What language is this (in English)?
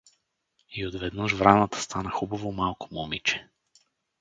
Bulgarian